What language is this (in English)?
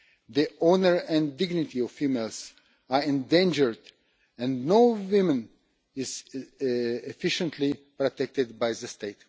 English